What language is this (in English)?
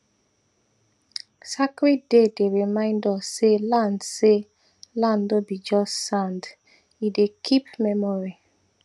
Nigerian Pidgin